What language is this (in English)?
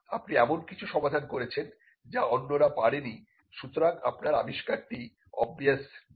Bangla